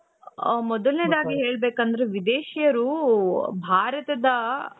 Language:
Kannada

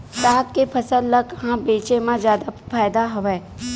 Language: Chhattisgarhi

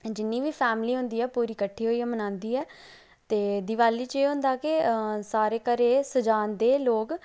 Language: Dogri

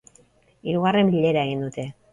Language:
Basque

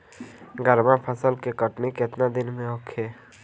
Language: Bhojpuri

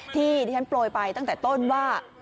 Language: Thai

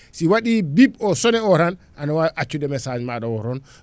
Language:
Fula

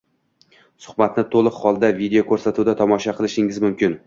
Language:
Uzbek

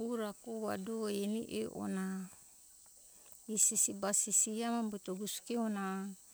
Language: Hunjara-Kaina Ke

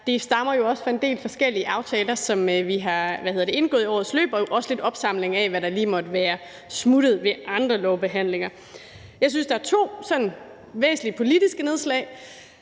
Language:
Danish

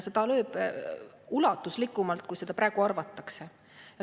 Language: Estonian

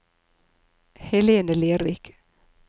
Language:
Norwegian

